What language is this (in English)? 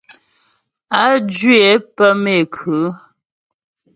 Ghomala